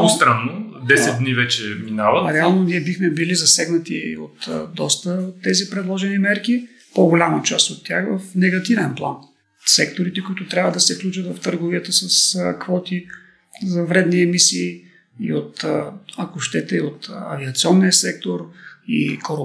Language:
Bulgarian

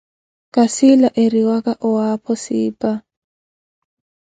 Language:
Koti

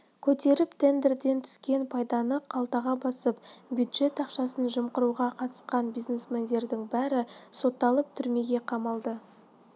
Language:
Kazakh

